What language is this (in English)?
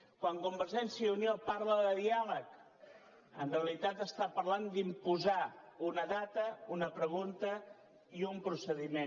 Catalan